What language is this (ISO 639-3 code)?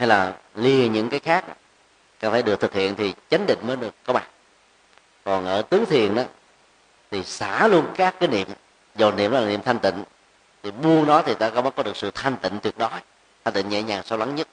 vie